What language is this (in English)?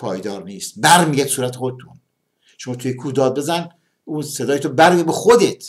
Persian